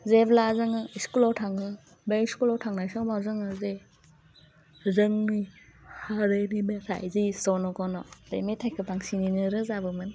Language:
Bodo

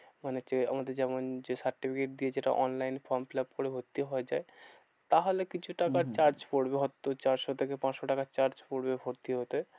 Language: Bangla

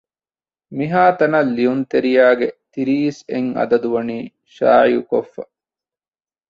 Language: Divehi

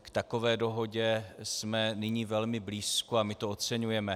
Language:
Czech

